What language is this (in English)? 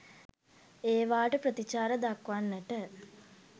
Sinhala